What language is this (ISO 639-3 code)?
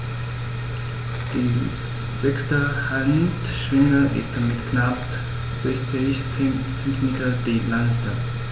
deu